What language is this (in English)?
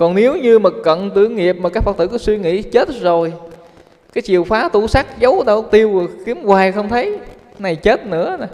Vietnamese